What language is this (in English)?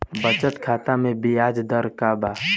Bhojpuri